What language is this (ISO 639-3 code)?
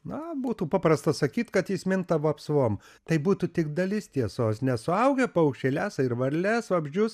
lit